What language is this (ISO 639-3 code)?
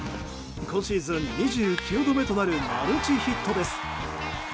jpn